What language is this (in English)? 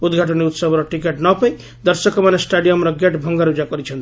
Odia